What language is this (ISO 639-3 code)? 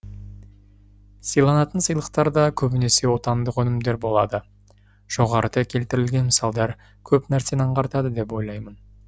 kaz